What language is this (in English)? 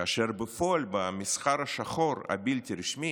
Hebrew